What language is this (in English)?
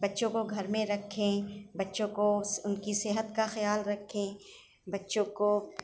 Urdu